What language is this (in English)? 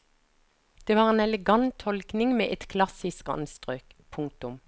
Norwegian